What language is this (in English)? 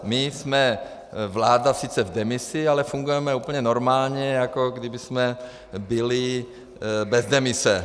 Czech